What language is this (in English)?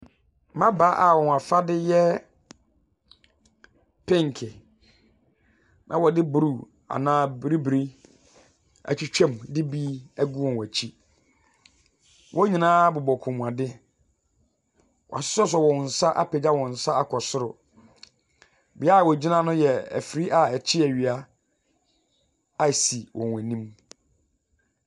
Akan